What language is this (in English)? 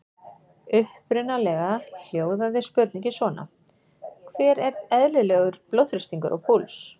Icelandic